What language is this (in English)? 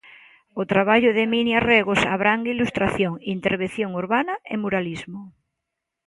Galician